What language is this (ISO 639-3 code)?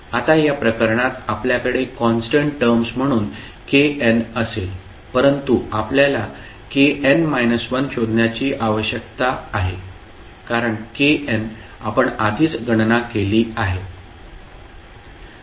mar